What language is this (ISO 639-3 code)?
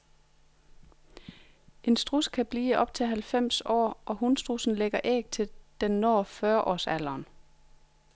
dan